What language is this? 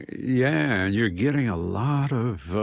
English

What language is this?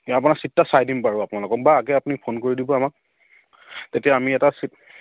Assamese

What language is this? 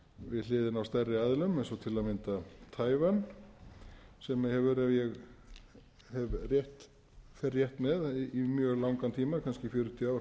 Icelandic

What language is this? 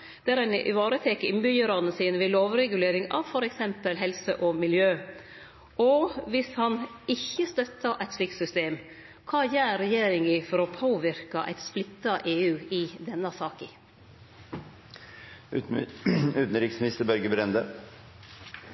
Norwegian Nynorsk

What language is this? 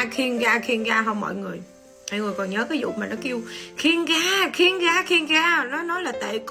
Vietnamese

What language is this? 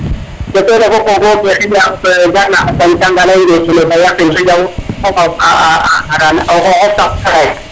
Serer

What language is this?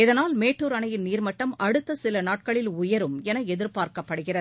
Tamil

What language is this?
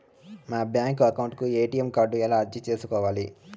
Telugu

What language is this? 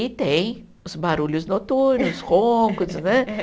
Portuguese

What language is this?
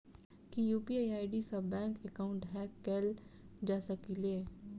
Maithili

